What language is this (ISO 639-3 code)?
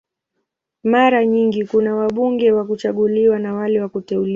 swa